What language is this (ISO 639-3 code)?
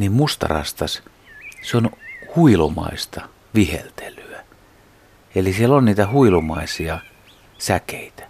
fin